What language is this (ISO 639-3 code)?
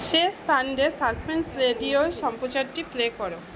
ben